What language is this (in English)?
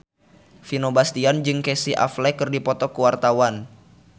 Sundanese